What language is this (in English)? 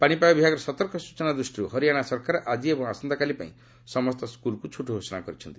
Odia